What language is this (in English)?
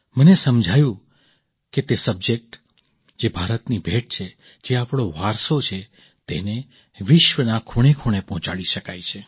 Gujarati